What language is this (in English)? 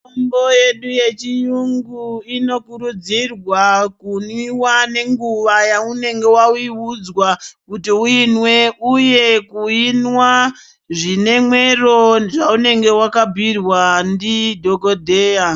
Ndau